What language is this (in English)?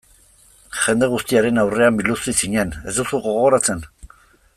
Basque